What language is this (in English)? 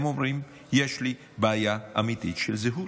Hebrew